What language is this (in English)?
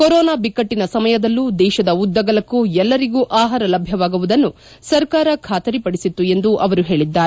Kannada